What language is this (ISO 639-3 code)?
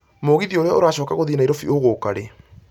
kik